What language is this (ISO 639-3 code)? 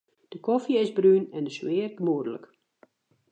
fry